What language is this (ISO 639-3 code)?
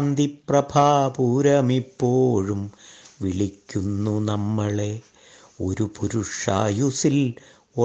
mal